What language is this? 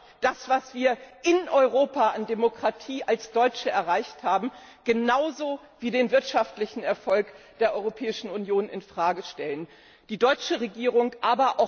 German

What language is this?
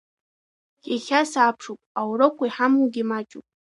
Abkhazian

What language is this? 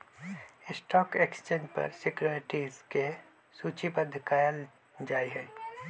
Magahi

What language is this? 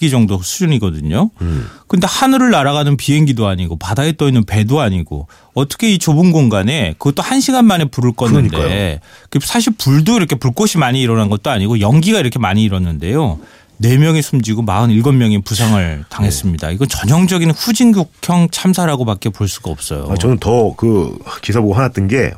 Korean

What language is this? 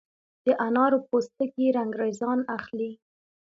Pashto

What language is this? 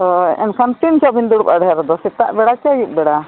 Santali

